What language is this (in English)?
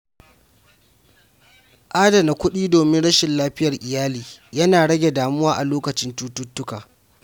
Hausa